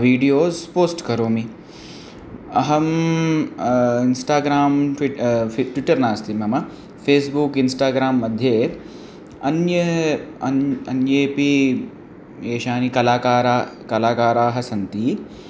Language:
Sanskrit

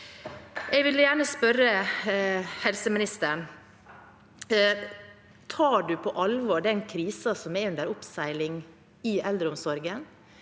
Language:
Norwegian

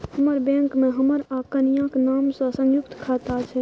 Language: Maithili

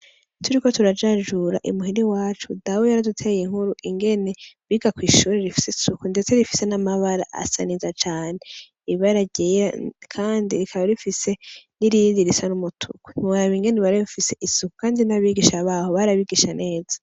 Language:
Rundi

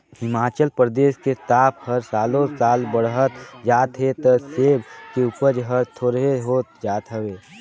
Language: Chhattisgarhi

